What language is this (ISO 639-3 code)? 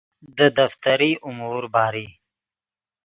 ydg